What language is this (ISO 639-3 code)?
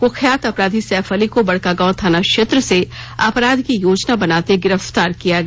hin